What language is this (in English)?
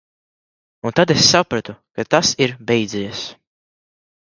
Latvian